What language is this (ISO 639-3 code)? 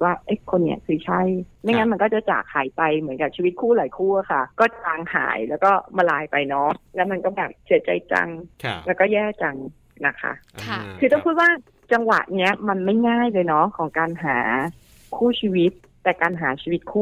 tha